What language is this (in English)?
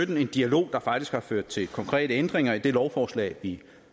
Danish